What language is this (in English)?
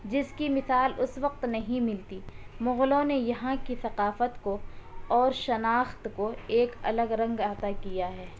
Urdu